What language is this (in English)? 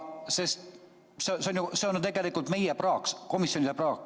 Estonian